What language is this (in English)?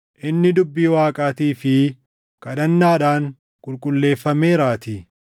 Oromo